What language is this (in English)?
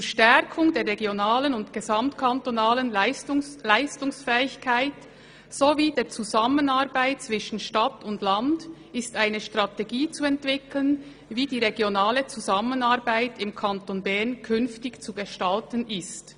Swiss German